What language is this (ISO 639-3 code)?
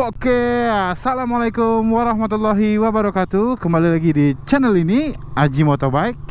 ind